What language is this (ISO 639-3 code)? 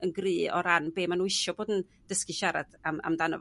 cym